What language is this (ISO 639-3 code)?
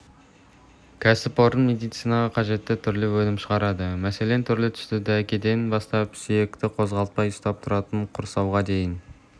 kaz